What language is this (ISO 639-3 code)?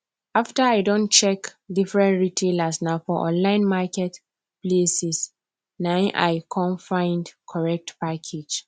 pcm